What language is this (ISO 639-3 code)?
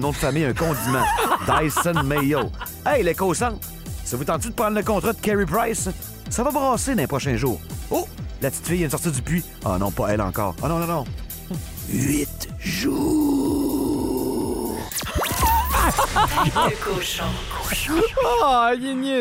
fra